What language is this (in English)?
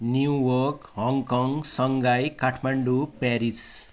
Nepali